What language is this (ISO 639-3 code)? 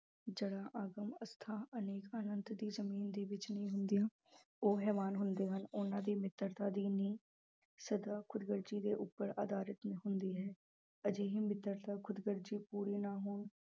pan